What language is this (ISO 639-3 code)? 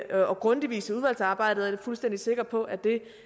dan